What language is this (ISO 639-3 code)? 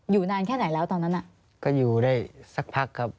tha